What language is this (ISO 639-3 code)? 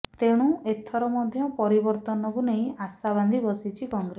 ori